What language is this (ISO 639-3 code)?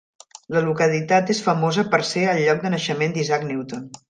cat